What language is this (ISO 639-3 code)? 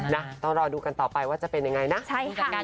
tha